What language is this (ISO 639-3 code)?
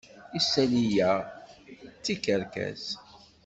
kab